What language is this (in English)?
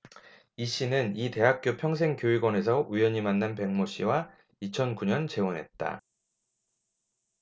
Korean